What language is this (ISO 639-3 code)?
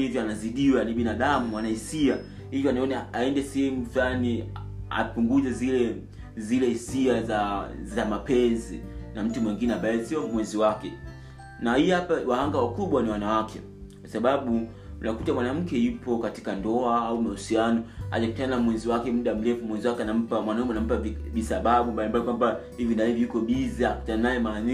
swa